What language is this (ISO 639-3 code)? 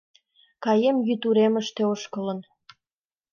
chm